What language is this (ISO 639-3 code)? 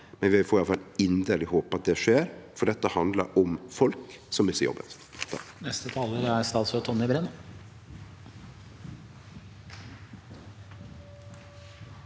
nor